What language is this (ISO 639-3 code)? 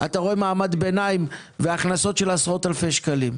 heb